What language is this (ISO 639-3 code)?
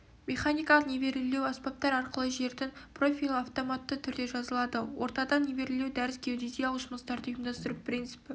kaz